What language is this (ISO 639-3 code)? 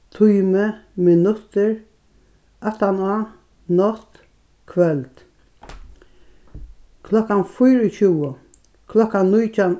fao